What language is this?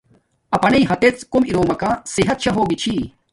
Domaaki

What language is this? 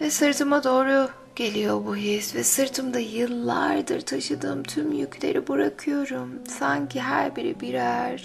Turkish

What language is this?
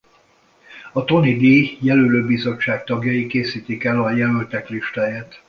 Hungarian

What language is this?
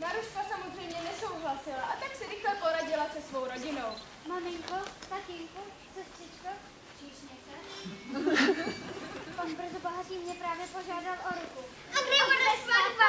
Czech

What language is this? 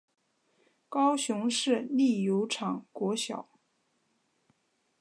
Chinese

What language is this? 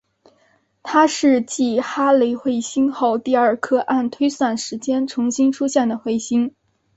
Chinese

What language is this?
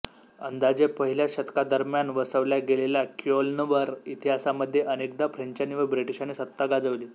Marathi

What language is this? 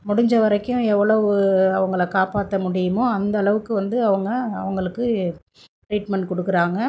Tamil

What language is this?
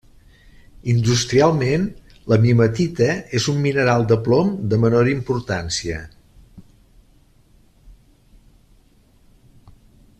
Catalan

